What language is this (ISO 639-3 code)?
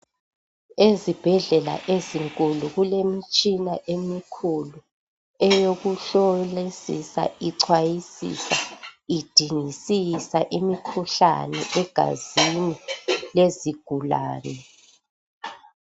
nde